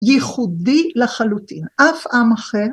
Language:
Hebrew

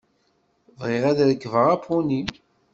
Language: Kabyle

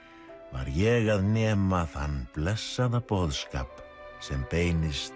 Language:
Icelandic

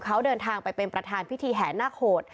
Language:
Thai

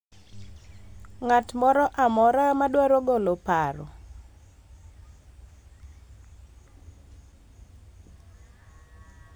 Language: Luo (Kenya and Tanzania)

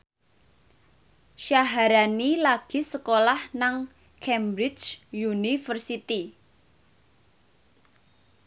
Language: Javanese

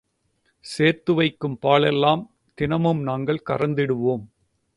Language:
Tamil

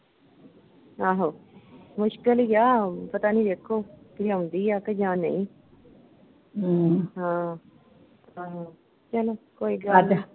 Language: Punjabi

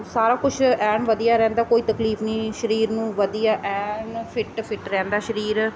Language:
Punjabi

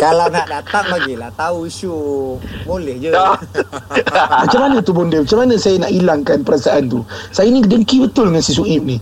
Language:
Malay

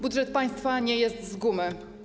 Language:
Polish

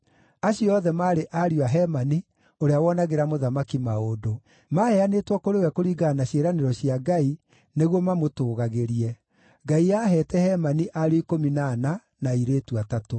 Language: Kikuyu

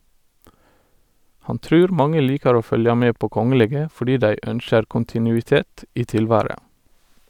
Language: Norwegian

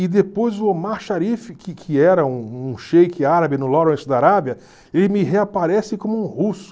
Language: Portuguese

